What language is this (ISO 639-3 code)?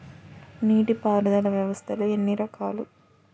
tel